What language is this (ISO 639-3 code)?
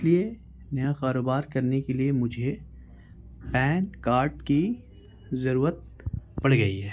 urd